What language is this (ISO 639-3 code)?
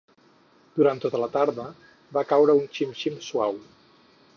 cat